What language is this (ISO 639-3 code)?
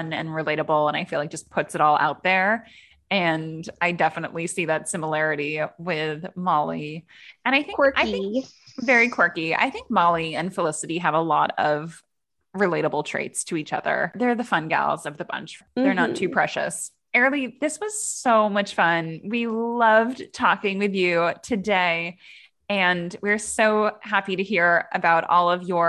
eng